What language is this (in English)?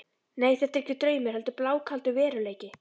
Icelandic